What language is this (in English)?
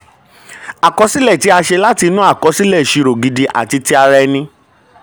Yoruba